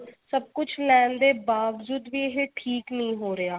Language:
Punjabi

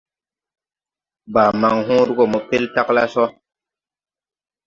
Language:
Tupuri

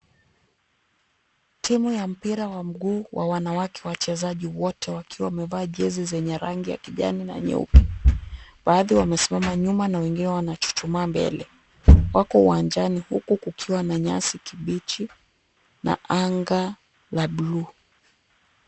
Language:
Swahili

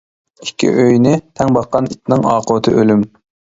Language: Uyghur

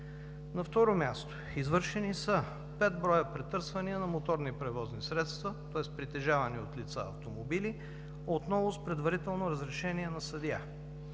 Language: Bulgarian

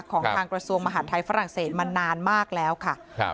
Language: Thai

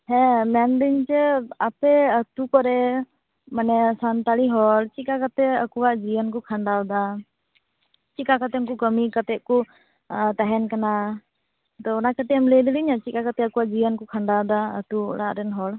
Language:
Santali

